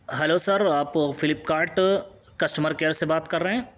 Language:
Urdu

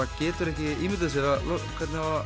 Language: Icelandic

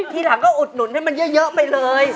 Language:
Thai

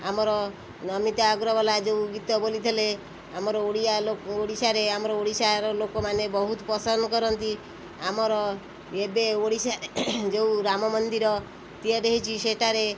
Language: Odia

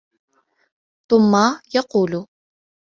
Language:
Arabic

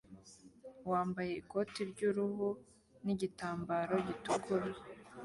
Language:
Kinyarwanda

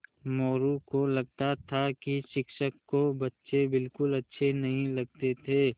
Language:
Hindi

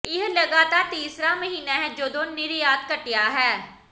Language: Punjabi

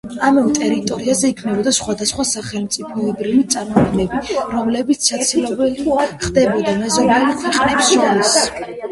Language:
Georgian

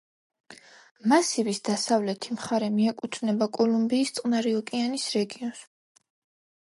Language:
Georgian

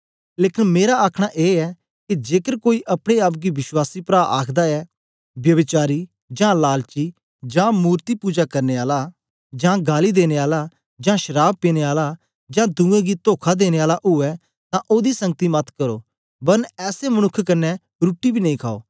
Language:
Dogri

